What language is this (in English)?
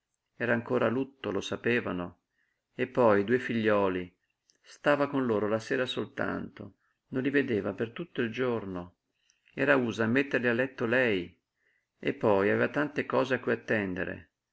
Italian